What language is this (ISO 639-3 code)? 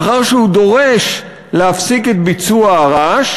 heb